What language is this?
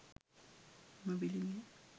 Sinhala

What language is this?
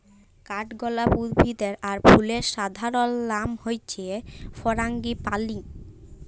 Bangla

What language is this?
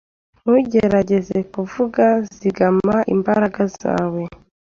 Kinyarwanda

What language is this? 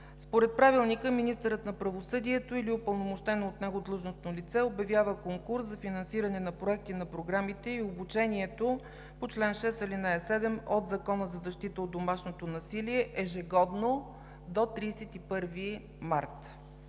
Bulgarian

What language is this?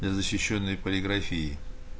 Russian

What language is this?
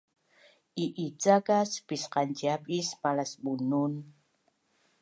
Bunun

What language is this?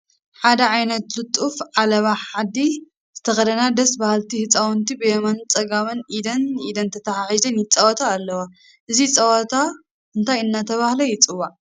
Tigrinya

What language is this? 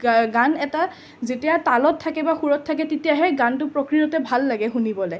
Assamese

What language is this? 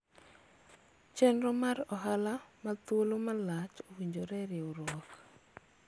Luo (Kenya and Tanzania)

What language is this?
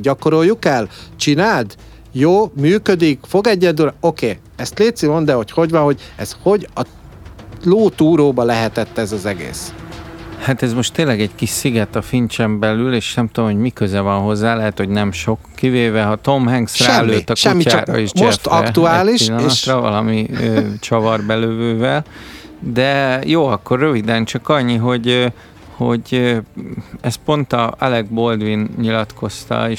Hungarian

